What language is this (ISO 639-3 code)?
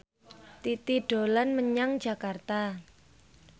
jav